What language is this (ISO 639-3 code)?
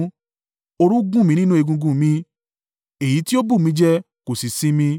yor